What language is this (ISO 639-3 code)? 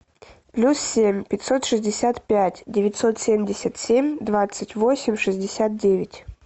rus